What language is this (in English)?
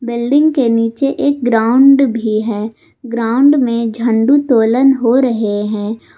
Hindi